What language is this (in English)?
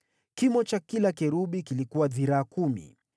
Swahili